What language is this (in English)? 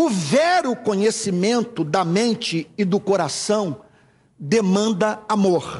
Portuguese